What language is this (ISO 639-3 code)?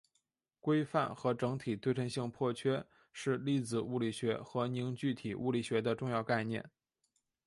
zho